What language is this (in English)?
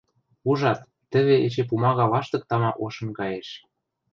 Western Mari